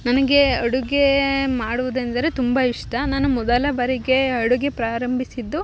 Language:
Kannada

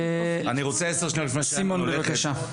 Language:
Hebrew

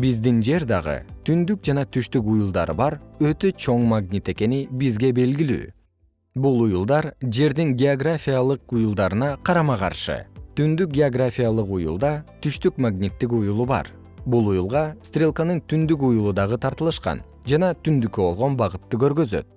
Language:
Kyrgyz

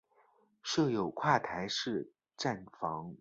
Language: Chinese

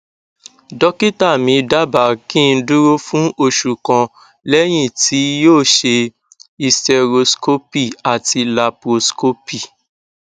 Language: Yoruba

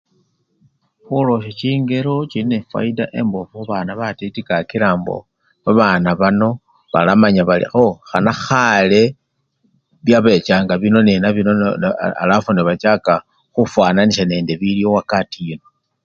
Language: Luyia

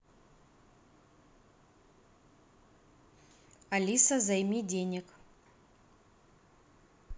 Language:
Russian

